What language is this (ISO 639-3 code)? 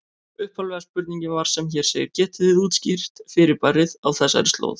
isl